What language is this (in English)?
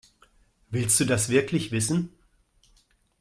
German